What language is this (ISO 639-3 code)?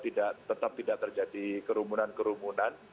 ind